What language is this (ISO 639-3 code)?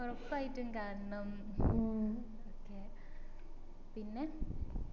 mal